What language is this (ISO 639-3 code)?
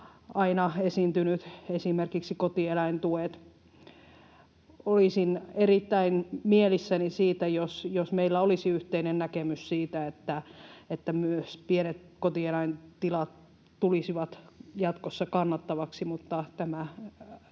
fin